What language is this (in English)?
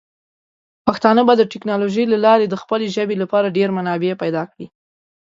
Pashto